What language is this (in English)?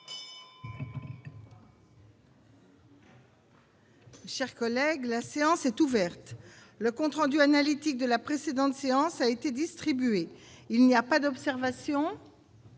French